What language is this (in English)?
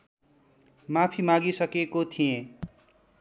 Nepali